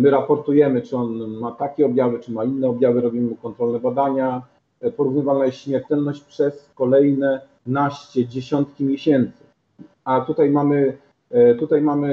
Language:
Polish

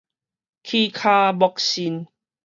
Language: Min Nan Chinese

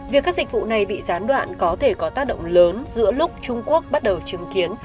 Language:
Vietnamese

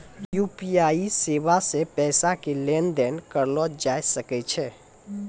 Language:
Maithili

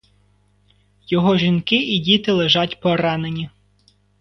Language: Ukrainian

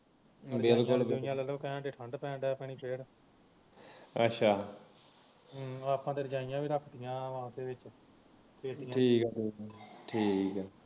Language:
Punjabi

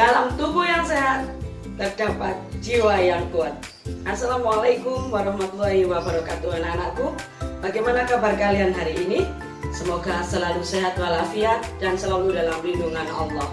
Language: Indonesian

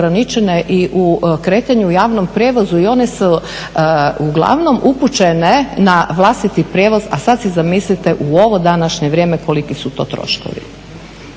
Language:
Croatian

